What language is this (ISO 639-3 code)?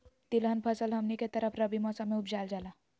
mag